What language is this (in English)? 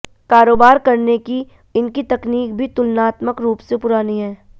Hindi